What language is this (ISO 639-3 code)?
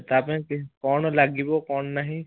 ori